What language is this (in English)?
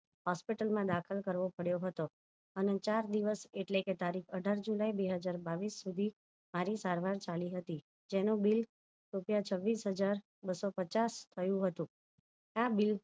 Gujarati